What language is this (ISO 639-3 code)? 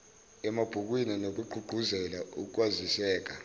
zul